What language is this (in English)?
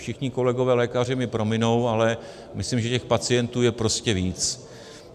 Czech